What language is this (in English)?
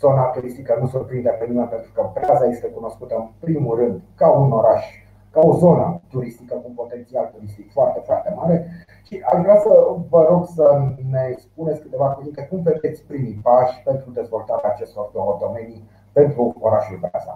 Romanian